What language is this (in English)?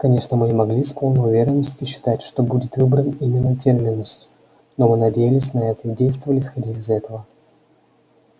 Russian